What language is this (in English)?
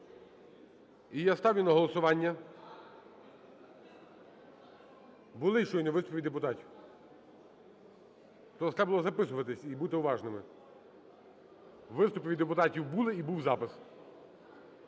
Ukrainian